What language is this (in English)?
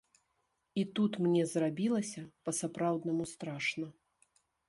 Belarusian